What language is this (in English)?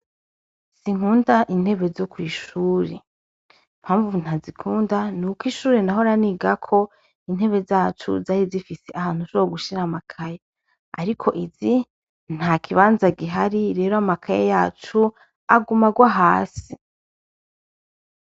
Rundi